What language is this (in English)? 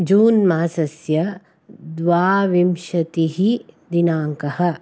Sanskrit